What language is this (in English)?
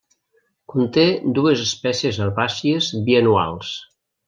Catalan